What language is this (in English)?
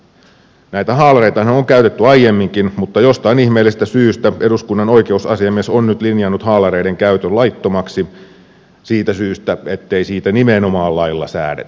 Finnish